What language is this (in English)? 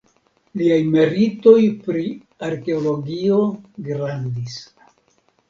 Esperanto